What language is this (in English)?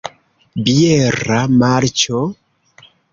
Esperanto